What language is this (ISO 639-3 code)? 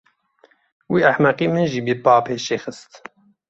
kur